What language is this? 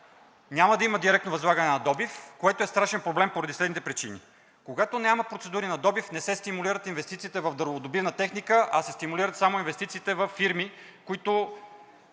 Bulgarian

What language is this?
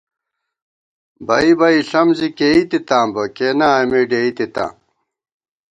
Gawar-Bati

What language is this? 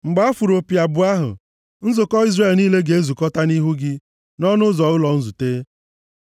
Igbo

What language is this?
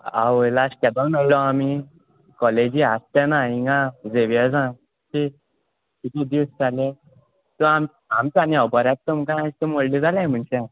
Konkani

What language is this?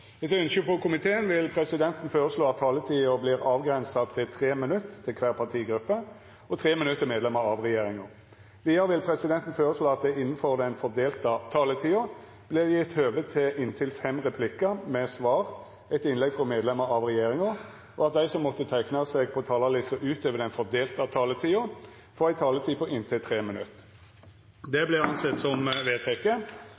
Norwegian Nynorsk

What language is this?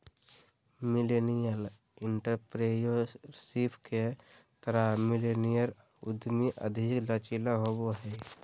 Magahi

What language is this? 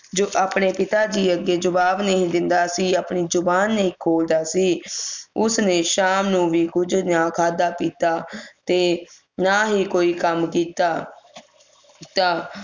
Punjabi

